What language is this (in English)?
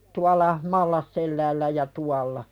Finnish